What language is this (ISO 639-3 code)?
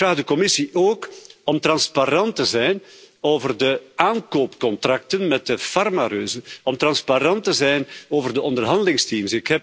nld